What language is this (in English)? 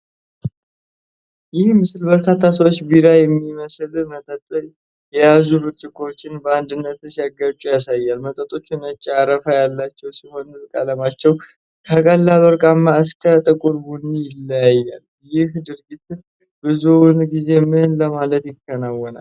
Amharic